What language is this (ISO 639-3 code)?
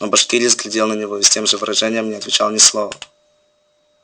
rus